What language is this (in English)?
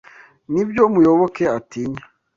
Kinyarwanda